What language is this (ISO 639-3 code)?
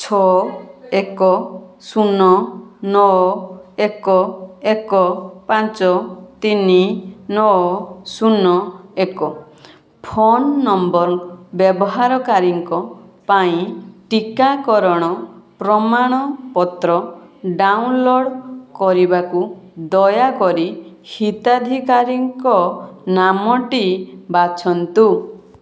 ori